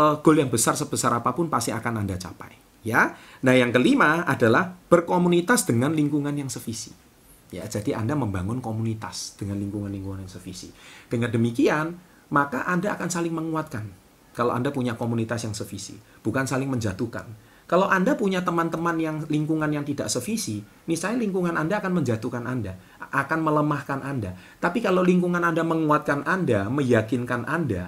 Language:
Indonesian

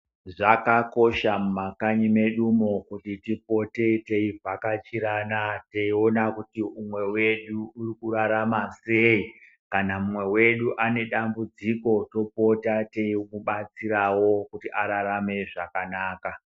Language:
Ndau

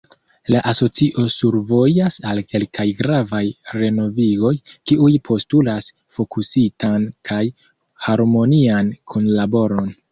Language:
Esperanto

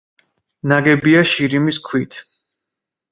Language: Georgian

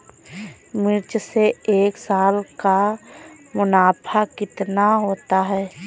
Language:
Hindi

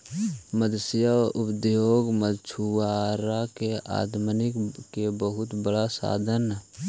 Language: Magahi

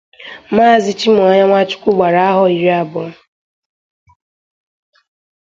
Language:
Igbo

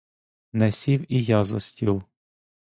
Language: Ukrainian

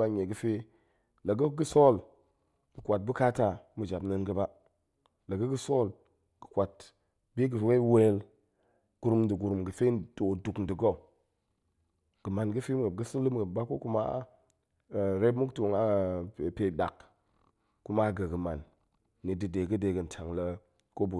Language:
Goemai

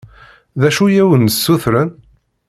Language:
Kabyle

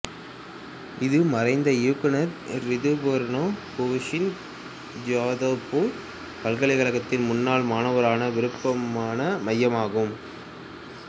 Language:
Tamil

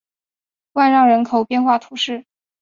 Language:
Chinese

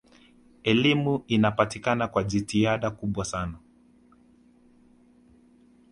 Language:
Swahili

